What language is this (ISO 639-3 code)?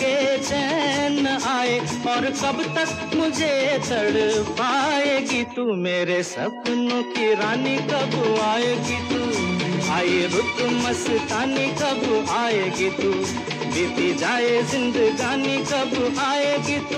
hin